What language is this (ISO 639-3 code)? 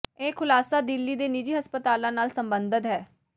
pan